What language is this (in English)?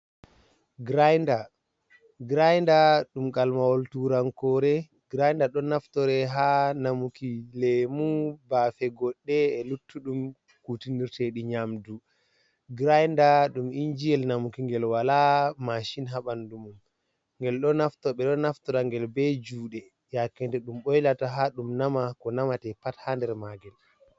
Fula